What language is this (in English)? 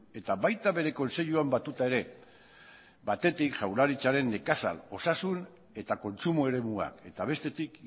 Basque